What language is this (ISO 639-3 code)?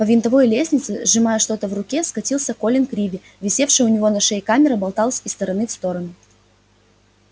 rus